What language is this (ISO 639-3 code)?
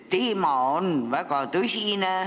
est